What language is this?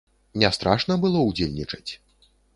Belarusian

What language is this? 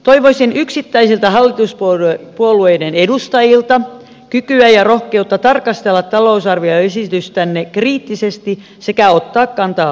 Finnish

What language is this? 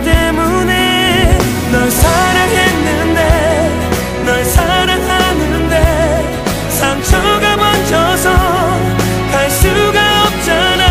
Arabic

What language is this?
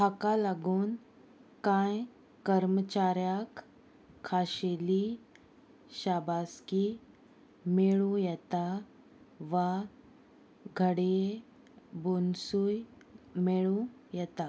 Konkani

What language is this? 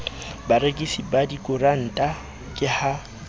Southern Sotho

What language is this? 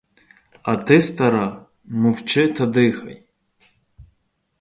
Ukrainian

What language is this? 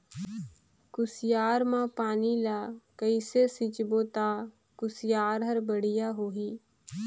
Chhattisgarhi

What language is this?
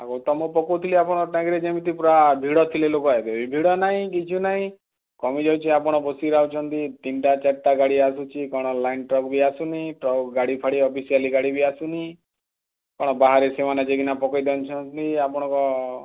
Odia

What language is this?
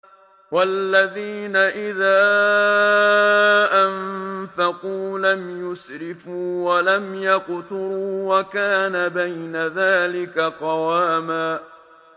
Arabic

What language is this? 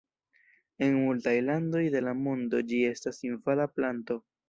Esperanto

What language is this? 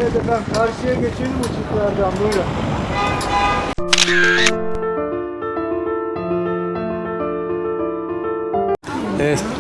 Turkish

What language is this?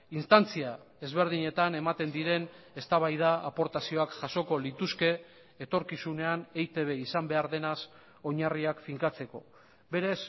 Basque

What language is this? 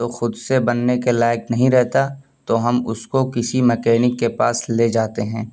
Urdu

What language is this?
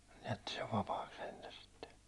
Finnish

